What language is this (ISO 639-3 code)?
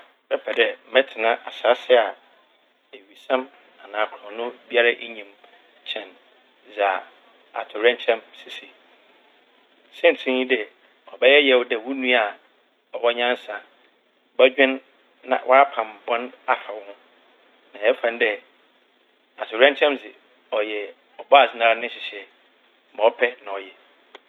aka